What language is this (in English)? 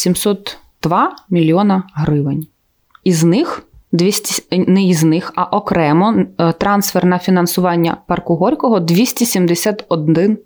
Ukrainian